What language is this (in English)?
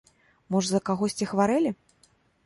Belarusian